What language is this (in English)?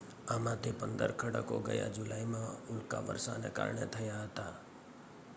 Gujarati